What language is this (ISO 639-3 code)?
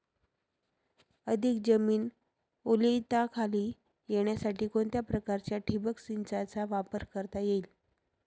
mar